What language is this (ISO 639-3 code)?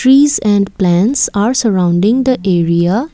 eng